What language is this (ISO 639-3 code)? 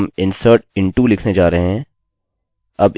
hin